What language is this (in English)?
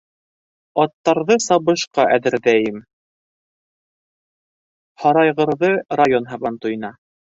Bashkir